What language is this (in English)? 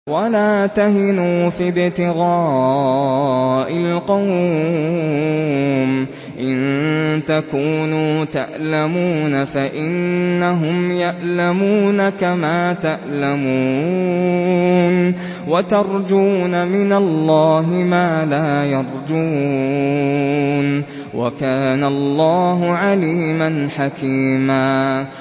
Arabic